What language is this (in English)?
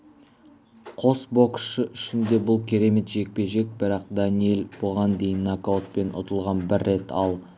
Kazakh